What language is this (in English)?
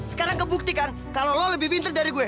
Indonesian